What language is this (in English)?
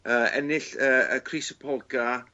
Welsh